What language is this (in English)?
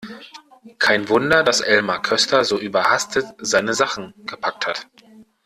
German